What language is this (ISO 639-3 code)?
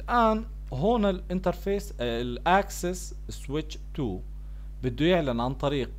ara